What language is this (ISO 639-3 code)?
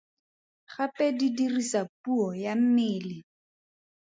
tsn